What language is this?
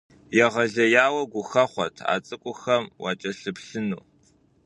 Kabardian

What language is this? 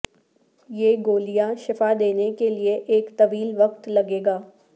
Urdu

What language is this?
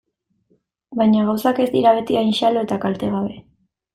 Basque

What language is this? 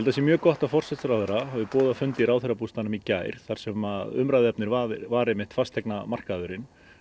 Icelandic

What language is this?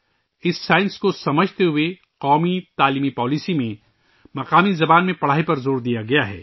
Urdu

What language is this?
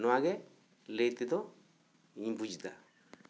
Santali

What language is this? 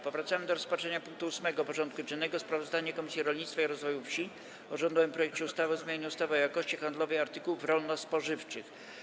Polish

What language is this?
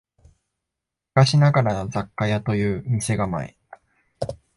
Japanese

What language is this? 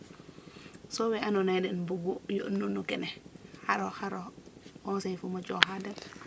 Serer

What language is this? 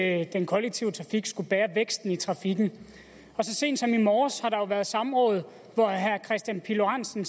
Danish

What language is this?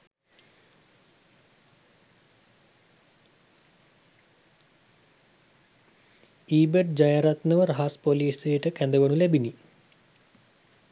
Sinhala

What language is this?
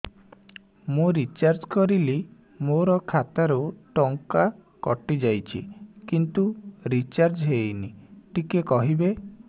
Odia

